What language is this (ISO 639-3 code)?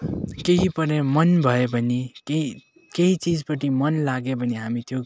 nep